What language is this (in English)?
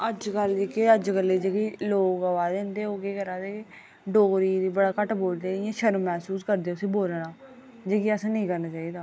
Dogri